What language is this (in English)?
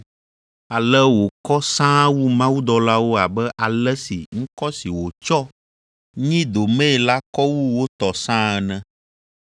Ewe